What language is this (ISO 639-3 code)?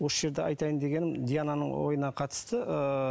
kaz